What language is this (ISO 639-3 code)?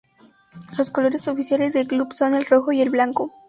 spa